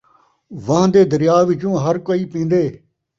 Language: Saraiki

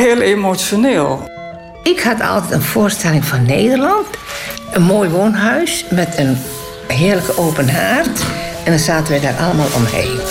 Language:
Dutch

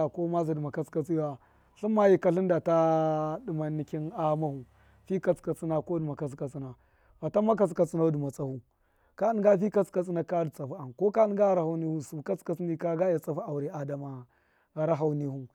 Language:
Miya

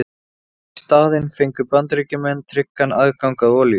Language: Icelandic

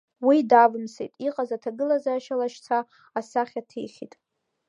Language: Abkhazian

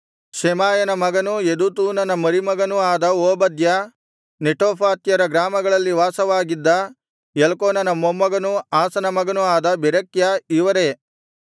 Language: Kannada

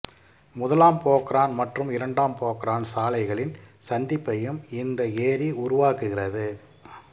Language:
Tamil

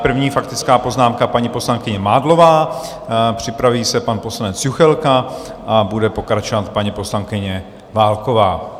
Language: Czech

